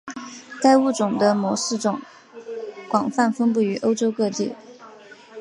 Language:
Chinese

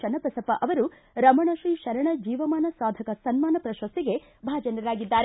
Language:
Kannada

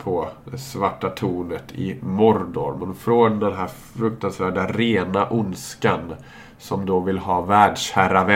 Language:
Swedish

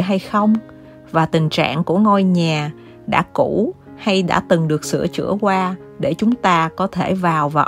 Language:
Vietnamese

